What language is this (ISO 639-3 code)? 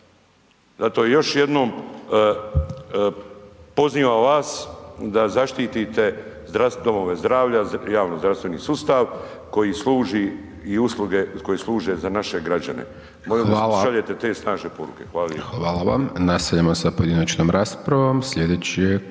hrv